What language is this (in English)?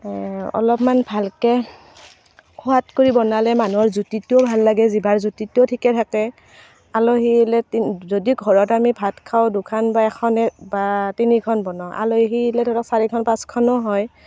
Assamese